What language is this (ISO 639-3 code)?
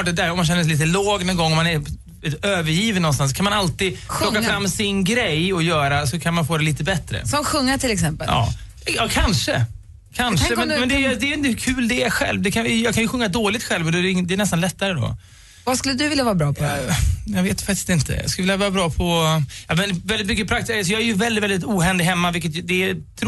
swe